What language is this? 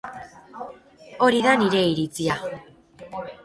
Basque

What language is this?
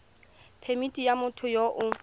Tswana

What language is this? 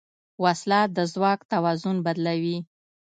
Pashto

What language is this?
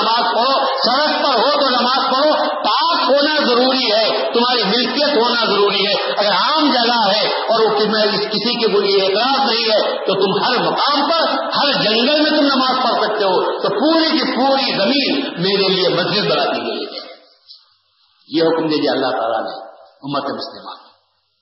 Urdu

